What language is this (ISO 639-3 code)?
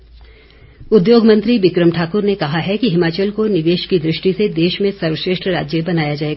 hin